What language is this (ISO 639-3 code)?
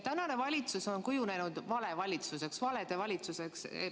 est